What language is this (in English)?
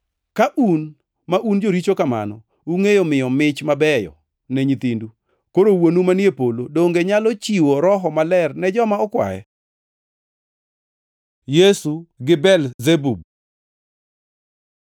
Luo (Kenya and Tanzania)